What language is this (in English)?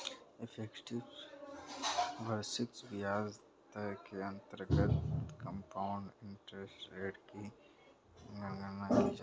Hindi